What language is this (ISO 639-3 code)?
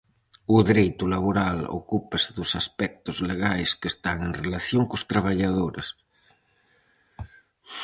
glg